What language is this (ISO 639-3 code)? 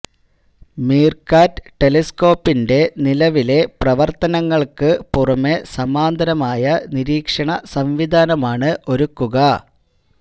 mal